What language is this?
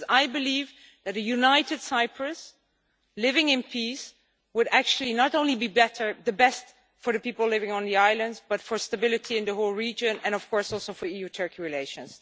English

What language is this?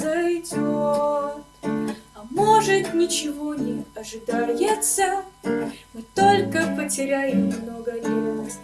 Russian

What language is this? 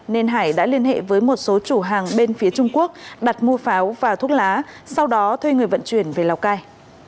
Vietnamese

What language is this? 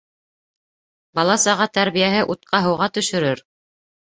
Bashkir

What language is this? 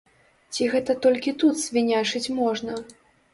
Belarusian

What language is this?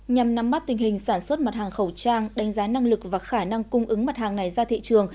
Vietnamese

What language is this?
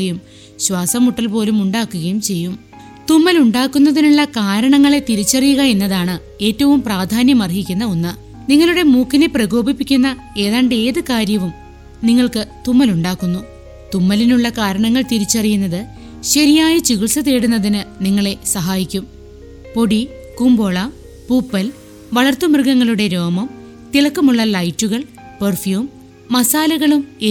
Malayalam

